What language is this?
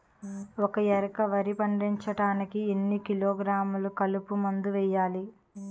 Telugu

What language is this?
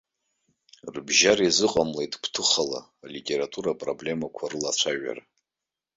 Abkhazian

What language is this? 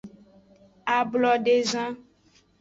Aja (Benin)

